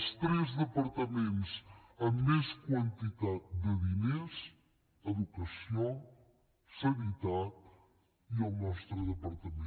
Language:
Catalan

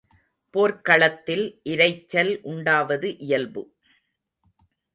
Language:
Tamil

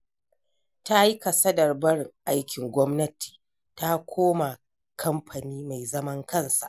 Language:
Hausa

